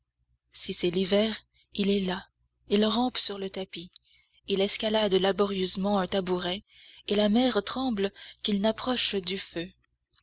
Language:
French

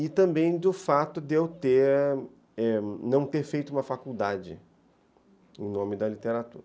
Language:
Portuguese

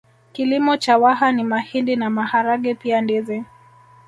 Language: Swahili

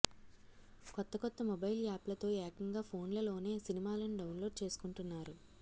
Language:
Telugu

